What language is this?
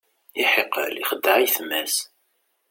Kabyle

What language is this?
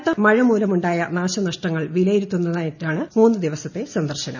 Malayalam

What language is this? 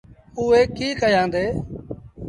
Sindhi Bhil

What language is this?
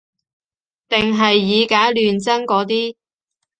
Cantonese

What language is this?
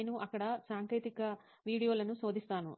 Telugu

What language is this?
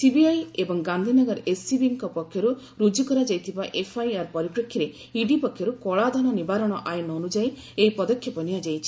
Odia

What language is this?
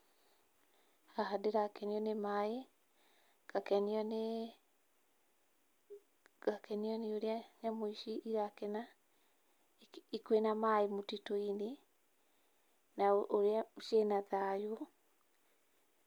Kikuyu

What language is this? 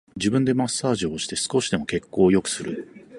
Japanese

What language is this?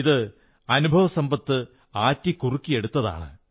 Malayalam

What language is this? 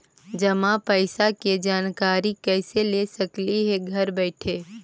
Magahi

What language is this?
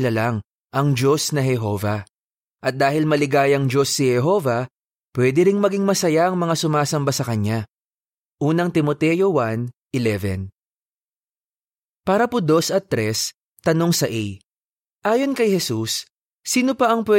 Filipino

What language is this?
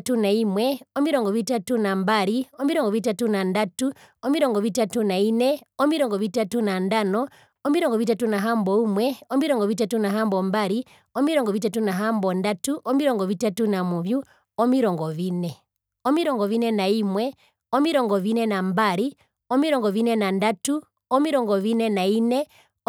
Herero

